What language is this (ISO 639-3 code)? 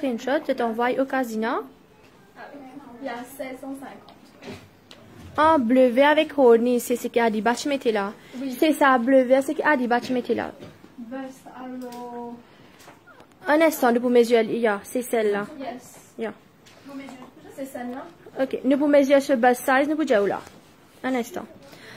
fra